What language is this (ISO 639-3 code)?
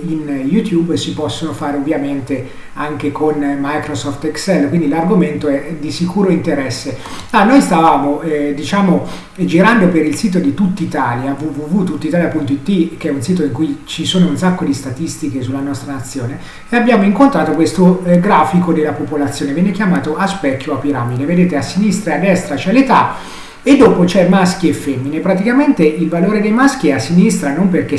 ita